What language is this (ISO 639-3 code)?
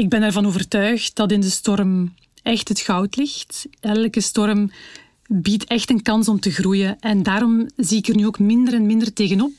nld